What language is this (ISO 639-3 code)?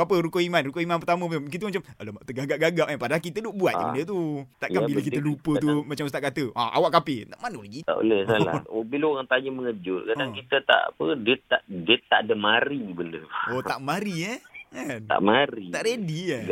msa